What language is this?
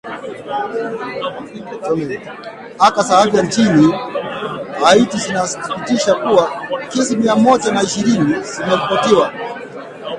Swahili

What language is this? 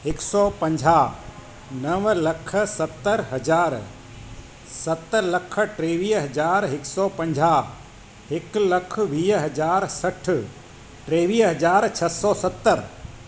Sindhi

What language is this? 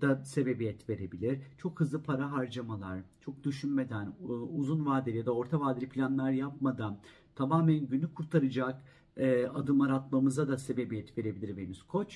Turkish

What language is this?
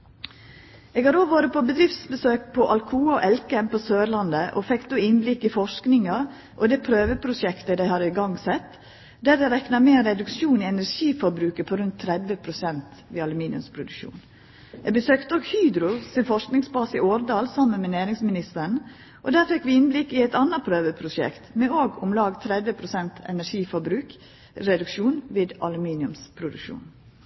Norwegian Nynorsk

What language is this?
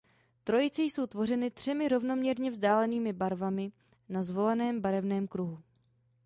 Czech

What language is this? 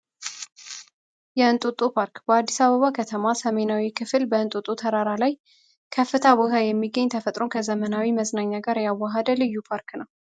Amharic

